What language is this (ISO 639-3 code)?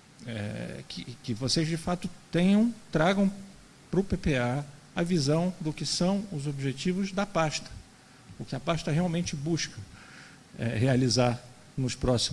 por